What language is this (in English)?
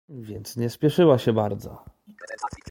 Polish